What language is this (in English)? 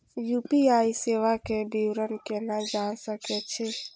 Maithili